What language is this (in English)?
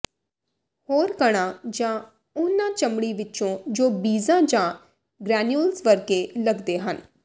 Punjabi